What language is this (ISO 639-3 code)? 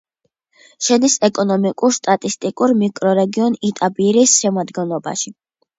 kat